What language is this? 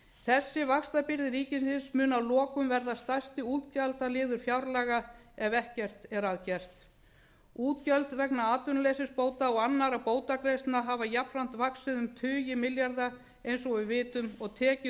Icelandic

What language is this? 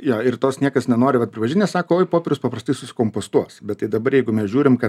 Lithuanian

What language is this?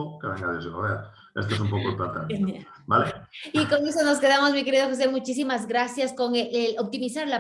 Spanish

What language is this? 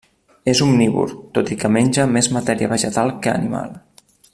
Catalan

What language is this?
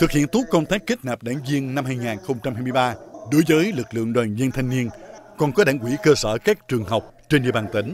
Vietnamese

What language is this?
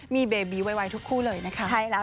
Thai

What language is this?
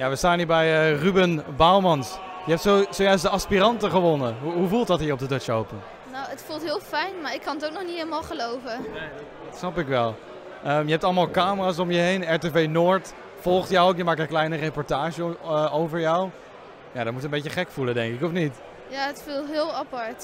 Dutch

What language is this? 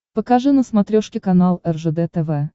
Russian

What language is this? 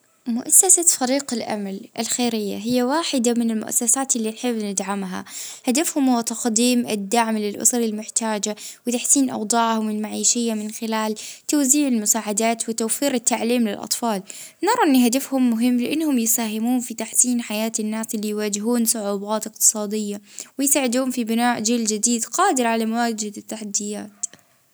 Libyan Arabic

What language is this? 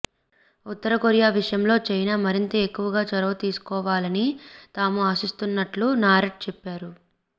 Telugu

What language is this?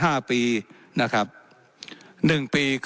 Thai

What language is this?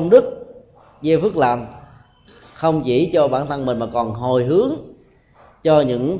Vietnamese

